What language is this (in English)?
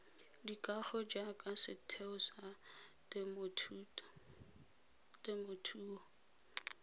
Tswana